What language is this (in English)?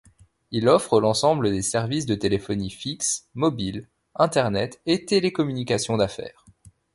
French